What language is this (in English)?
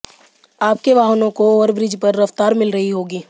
Hindi